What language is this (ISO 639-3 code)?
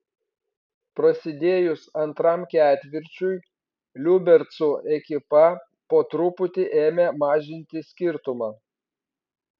lit